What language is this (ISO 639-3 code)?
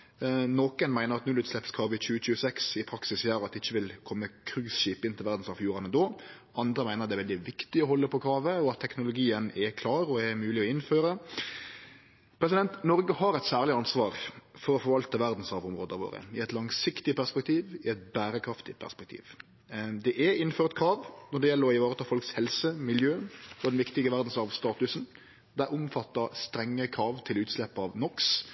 nno